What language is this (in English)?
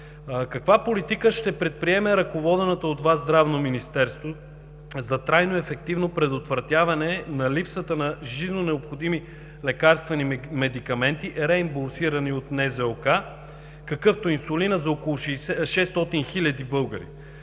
Bulgarian